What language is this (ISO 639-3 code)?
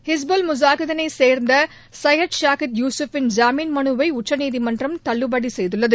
tam